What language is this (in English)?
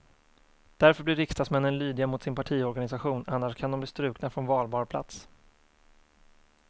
Swedish